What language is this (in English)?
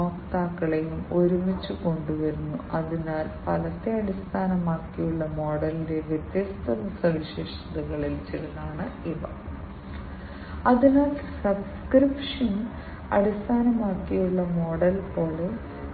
Malayalam